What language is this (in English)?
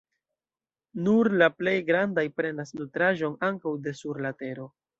Esperanto